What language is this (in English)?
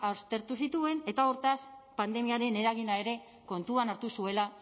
Basque